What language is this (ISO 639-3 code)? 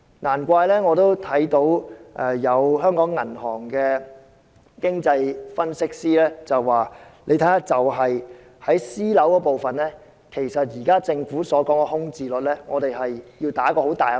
yue